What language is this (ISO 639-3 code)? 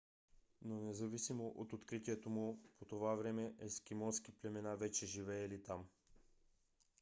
bul